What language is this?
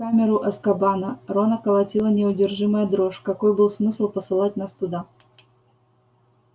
Russian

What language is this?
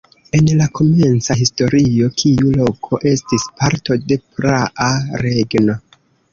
Esperanto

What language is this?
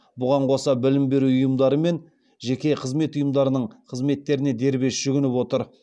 Kazakh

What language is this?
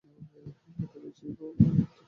Bangla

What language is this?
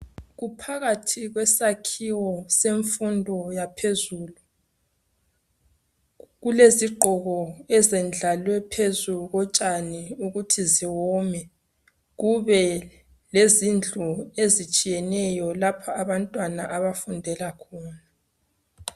North Ndebele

